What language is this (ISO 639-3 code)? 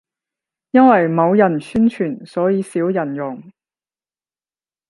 yue